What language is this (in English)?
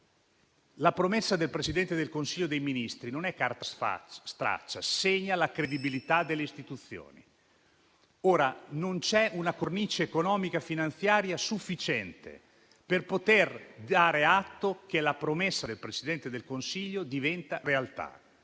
Italian